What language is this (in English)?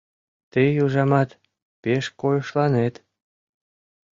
Mari